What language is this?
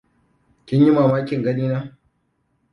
Hausa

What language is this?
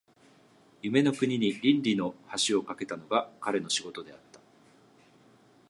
Japanese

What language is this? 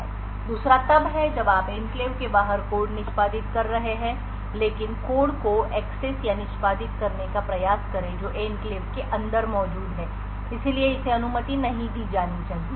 Hindi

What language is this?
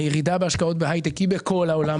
Hebrew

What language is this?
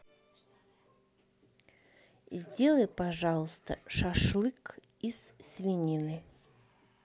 Russian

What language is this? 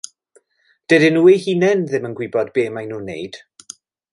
Welsh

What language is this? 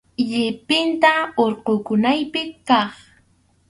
Arequipa-La Unión Quechua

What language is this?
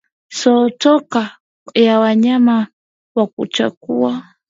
Swahili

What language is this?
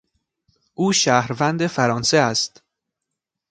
Persian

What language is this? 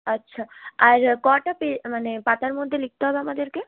Bangla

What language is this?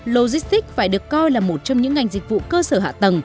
Vietnamese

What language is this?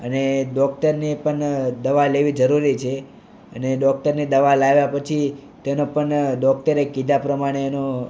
Gujarati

